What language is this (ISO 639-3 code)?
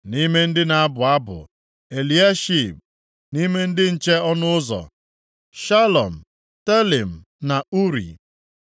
ibo